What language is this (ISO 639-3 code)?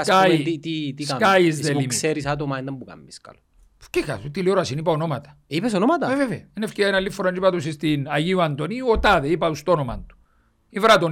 ell